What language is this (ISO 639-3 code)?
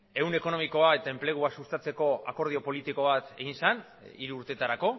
eus